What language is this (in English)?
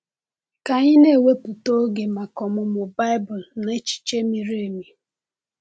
Igbo